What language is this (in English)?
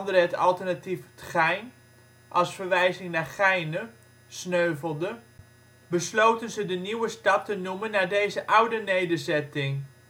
Dutch